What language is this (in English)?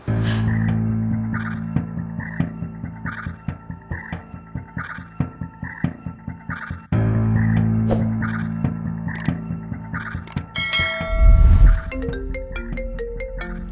Indonesian